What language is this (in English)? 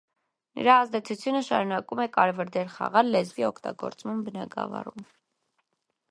Armenian